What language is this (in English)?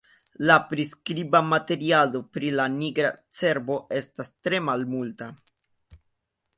Esperanto